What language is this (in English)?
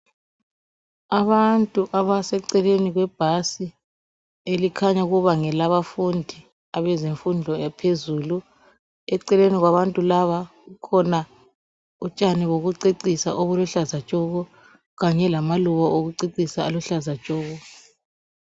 North Ndebele